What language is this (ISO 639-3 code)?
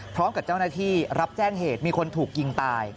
tha